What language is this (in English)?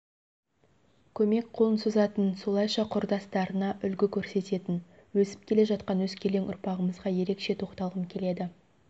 Kazakh